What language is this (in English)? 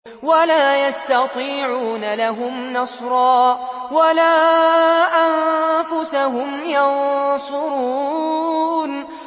Arabic